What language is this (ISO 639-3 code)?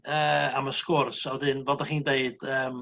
cym